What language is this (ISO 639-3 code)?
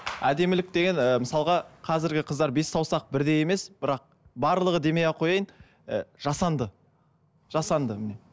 kaz